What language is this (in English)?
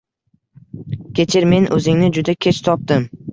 Uzbek